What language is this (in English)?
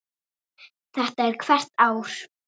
Icelandic